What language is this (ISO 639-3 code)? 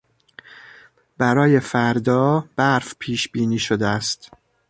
fas